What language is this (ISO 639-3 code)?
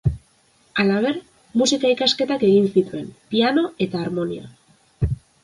eus